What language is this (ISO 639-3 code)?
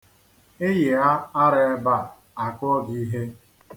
ibo